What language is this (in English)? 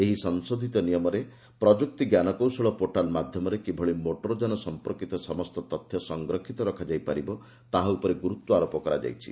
Odia